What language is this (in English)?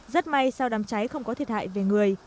Vietnamese